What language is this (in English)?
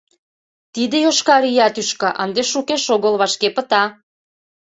Mari